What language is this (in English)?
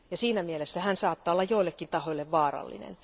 Finnish